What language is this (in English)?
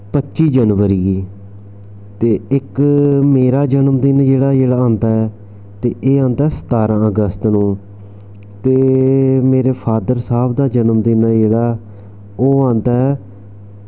Dogri